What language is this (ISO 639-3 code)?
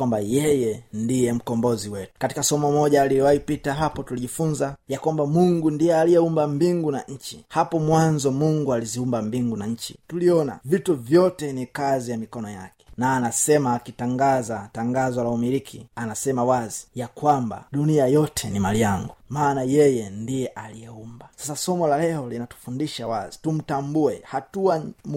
swa